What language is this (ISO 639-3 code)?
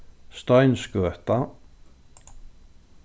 fao